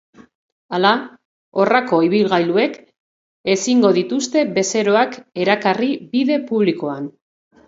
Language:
Basque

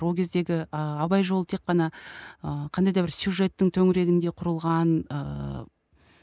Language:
Kazakh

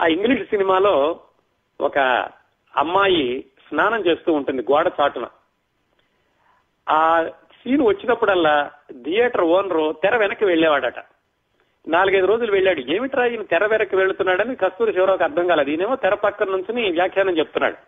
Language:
Telugu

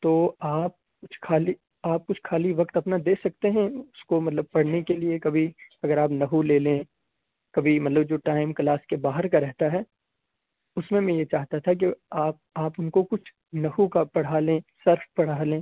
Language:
Urdu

